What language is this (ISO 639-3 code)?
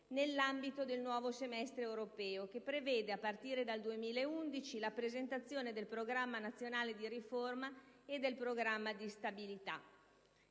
ita